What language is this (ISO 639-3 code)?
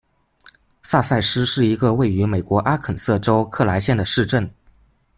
zho